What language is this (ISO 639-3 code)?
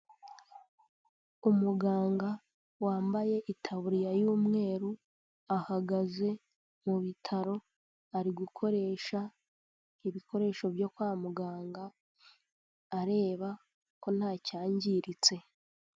kin